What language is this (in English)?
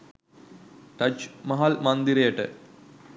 Sinhala